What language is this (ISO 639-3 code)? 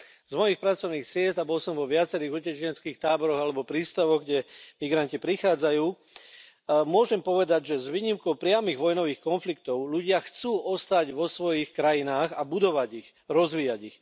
slk